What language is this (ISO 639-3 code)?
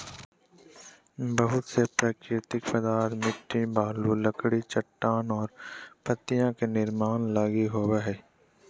mag